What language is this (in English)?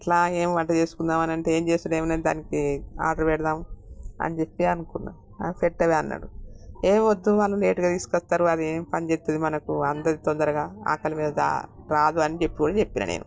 Telugu